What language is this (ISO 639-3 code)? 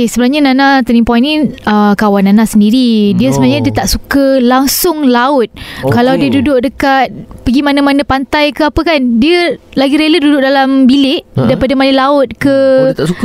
msa